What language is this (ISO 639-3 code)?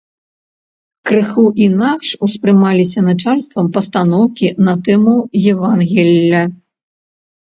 bel